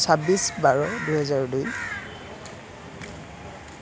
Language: Assamese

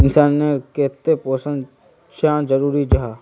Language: Magahi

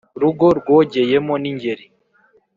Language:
Kinyarwanda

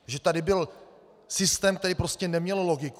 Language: Czech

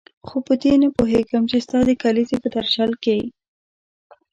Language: Pashto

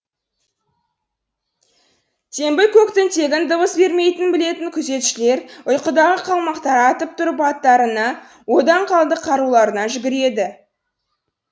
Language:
Kazakh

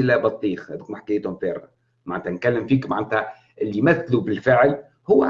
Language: Arabic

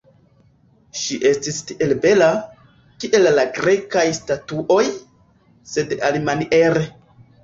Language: Esperanto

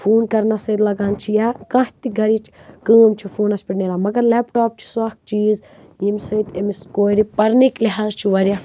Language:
Kashmiri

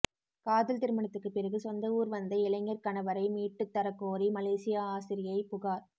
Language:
Tamil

